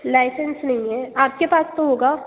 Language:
Hindi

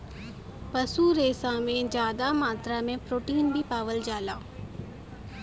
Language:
Bhojpuri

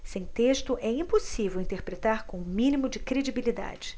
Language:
Portuguese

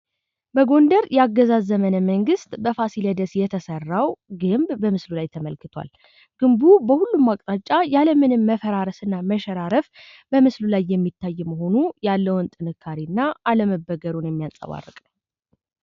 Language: Amharic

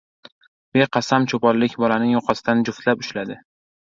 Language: Uzbek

